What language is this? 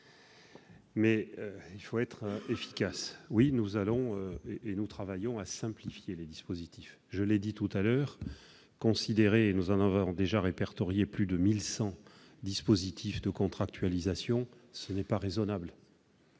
French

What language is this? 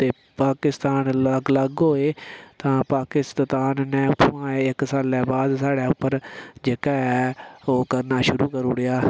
Dogri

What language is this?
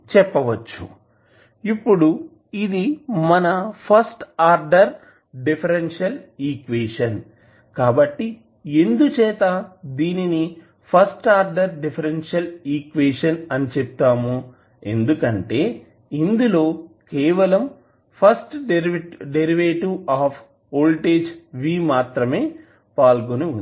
Telugu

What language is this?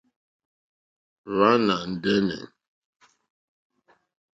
Mokpwe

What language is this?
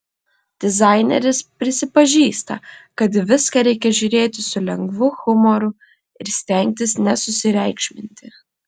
Lithuanian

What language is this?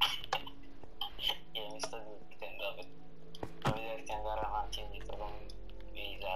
Italian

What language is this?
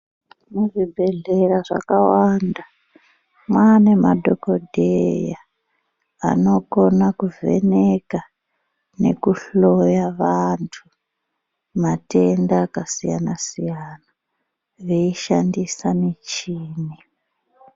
Ndau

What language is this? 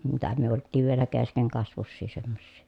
Finnish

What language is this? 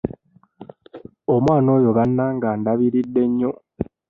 Ganda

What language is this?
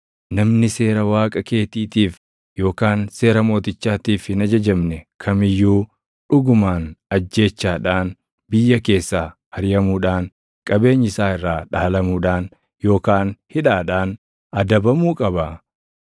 Oromo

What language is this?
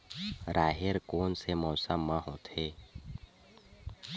Chhattisgarhi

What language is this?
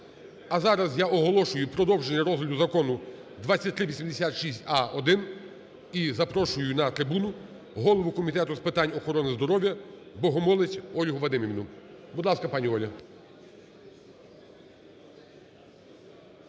Ukrainian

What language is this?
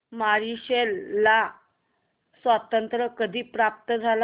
Marathi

